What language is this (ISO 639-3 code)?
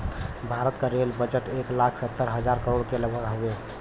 bho